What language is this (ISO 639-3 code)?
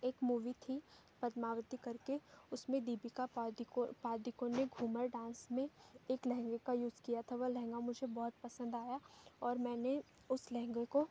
hin